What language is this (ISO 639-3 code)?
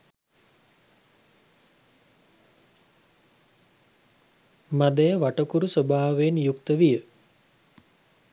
sin